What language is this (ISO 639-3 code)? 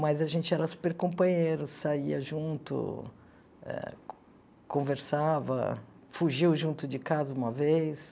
por